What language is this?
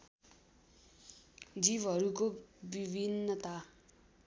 Nepali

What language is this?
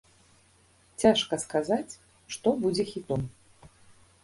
Belarusian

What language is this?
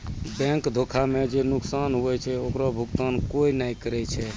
Maithili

